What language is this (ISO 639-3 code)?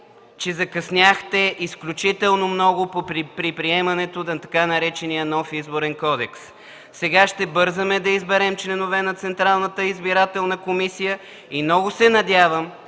bul